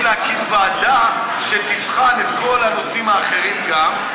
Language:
Hebrew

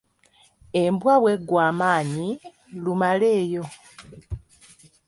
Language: Ganda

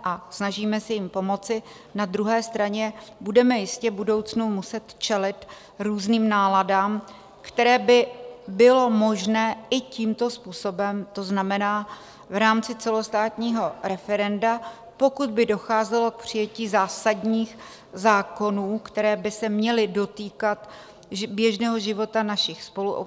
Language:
Czech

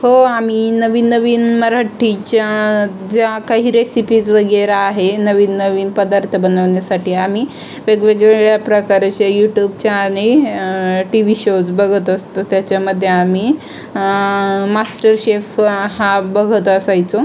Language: Marathi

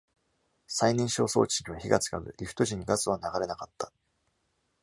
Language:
Japanese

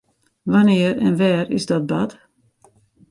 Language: Western Frisian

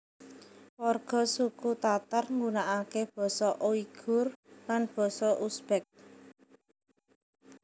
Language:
Javanese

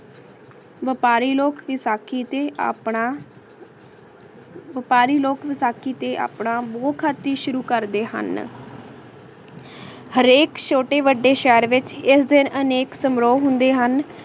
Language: Punjabi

